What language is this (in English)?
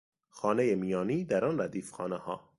Persian